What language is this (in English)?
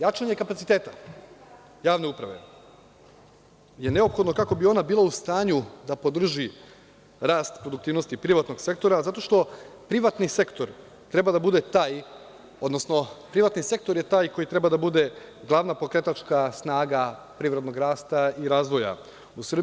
Serbian